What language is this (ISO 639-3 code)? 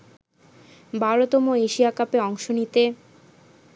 ben